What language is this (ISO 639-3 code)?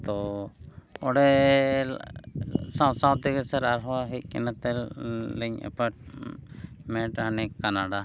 sat